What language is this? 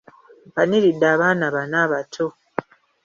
Ganda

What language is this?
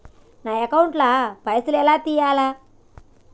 Telugu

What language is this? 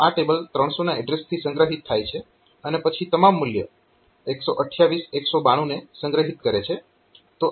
Gujarati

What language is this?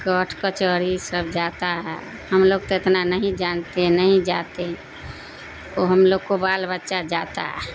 Urdu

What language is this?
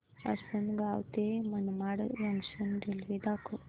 Marathi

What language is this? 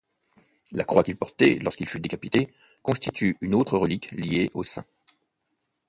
French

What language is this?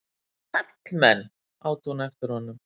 Icelandic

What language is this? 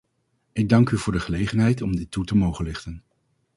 Dutch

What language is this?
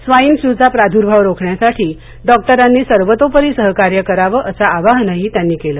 Marathi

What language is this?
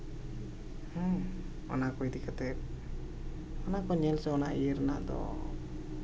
Santali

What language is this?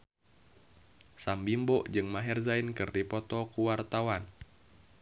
Sundanese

